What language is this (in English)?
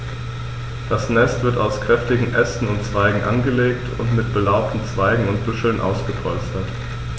German